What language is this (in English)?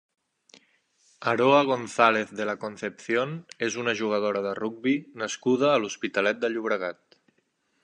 Catalan